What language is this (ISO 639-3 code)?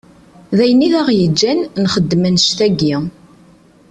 kab